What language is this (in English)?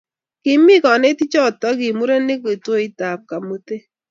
Kalenjin